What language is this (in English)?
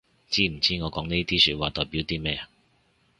Cantonese